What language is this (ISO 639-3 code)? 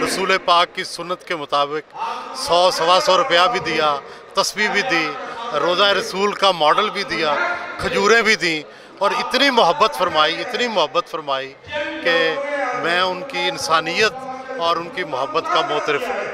hin